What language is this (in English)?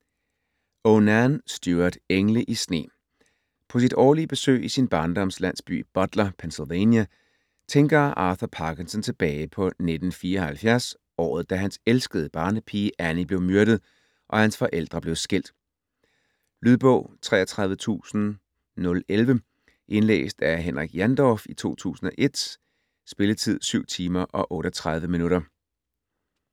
Danish